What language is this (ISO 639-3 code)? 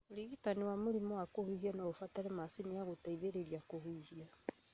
kik